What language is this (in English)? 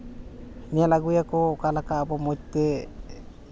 Santali